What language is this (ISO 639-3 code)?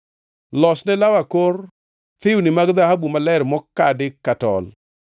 luo